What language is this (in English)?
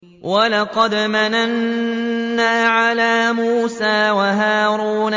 Arabic